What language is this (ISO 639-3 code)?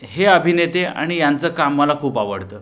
mar